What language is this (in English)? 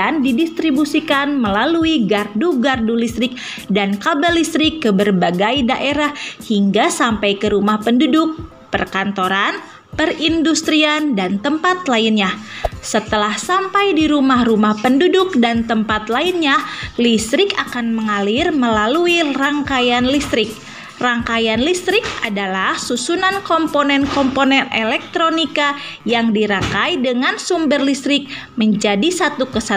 Indonesian